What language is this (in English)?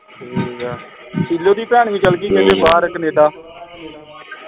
Punjabi